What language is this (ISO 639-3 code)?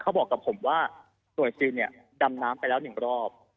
tha